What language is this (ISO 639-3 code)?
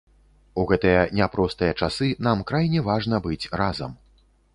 bel